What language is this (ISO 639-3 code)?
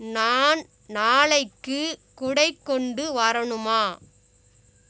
tam